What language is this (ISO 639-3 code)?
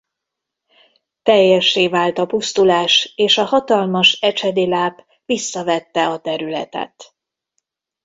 hun